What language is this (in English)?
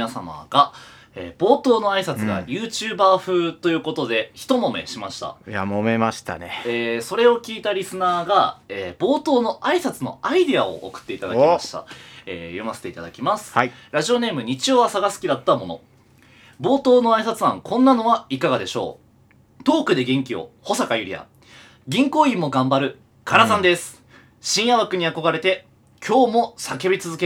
Japanese